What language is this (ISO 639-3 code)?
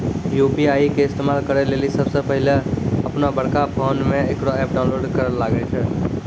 mai